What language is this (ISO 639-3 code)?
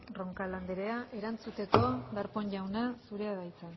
eus